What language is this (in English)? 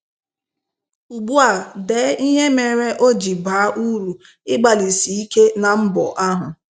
Igbo